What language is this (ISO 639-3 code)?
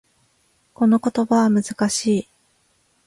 jpn